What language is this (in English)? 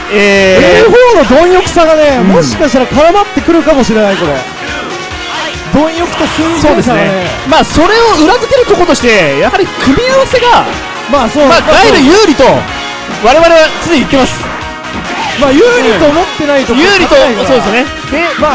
Japanese